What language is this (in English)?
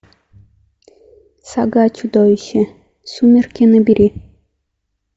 Russian